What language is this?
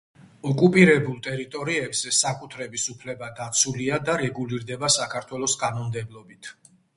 Georgian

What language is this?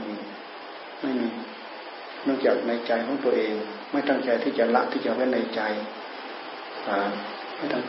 Thai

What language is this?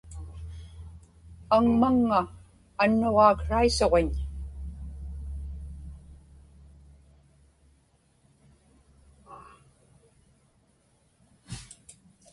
Inupiaq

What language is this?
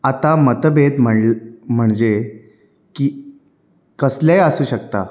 Konkani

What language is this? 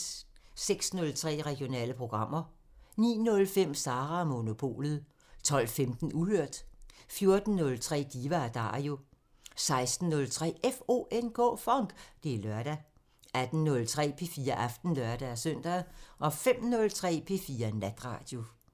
Danish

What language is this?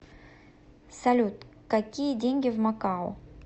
Russian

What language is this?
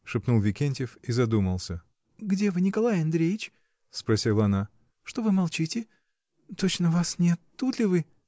Russian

